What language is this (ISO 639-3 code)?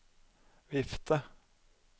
nor